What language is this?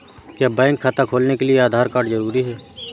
Hindi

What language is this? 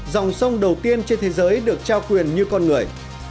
Vietnamese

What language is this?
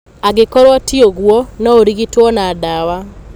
Kikuyu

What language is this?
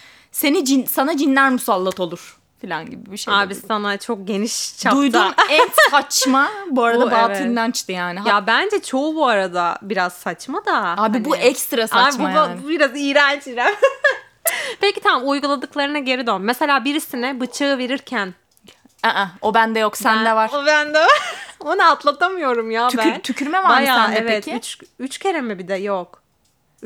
Turkish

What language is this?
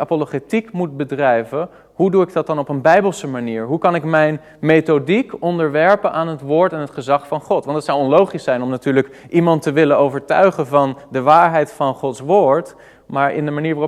Dutch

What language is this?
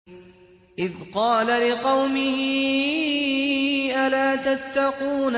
Arabic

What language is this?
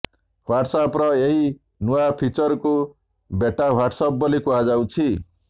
Odia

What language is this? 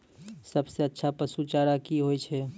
Maithili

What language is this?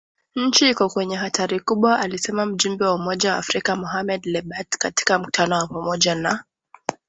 Swahili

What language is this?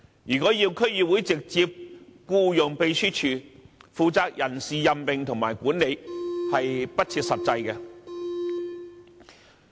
Cantonese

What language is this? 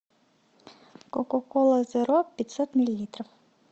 Russian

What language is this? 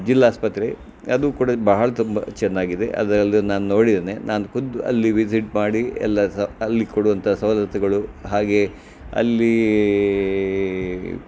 Kannada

